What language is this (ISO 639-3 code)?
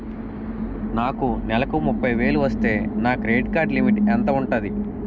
tel